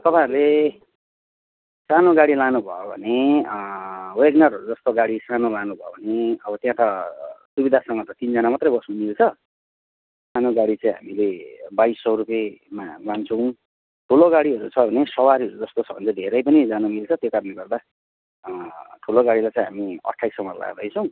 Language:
Nepali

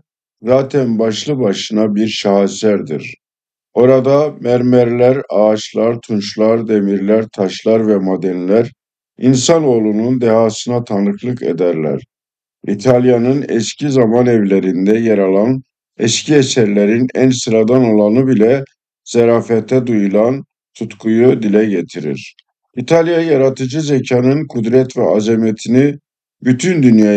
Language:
Turkish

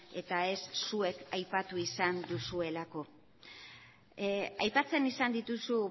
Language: Basque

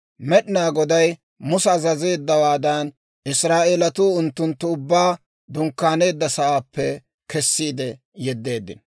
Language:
Dawro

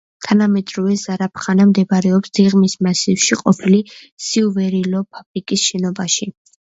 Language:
Georgian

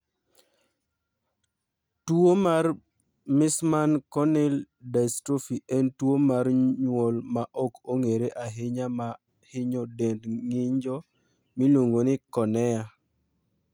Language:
Luo (Kenya and Tanzania)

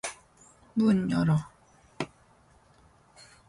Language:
Korean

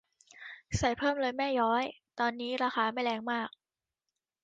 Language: Thai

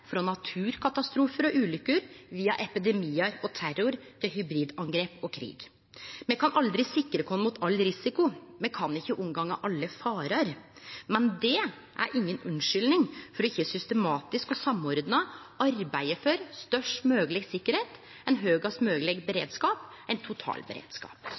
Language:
Norwegian Nynorsk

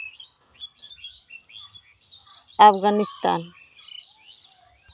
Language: Santali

